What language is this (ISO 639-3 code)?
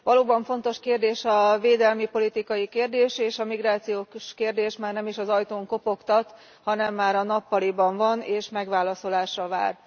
hun